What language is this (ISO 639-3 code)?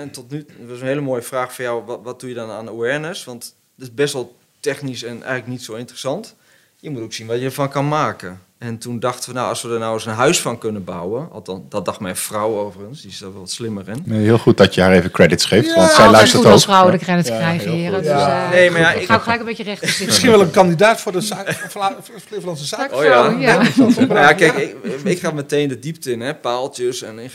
nld